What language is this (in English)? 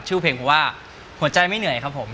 Thai